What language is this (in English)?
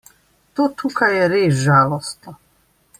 Slovenian